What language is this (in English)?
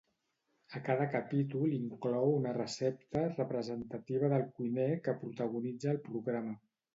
Catalan